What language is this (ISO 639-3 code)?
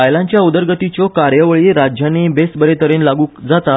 kok